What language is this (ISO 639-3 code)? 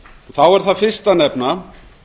isl